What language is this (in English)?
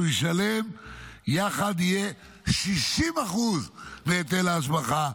Hebrew